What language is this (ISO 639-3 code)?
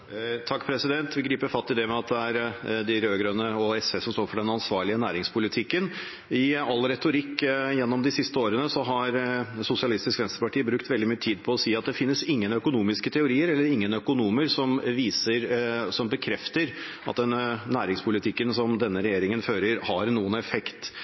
nob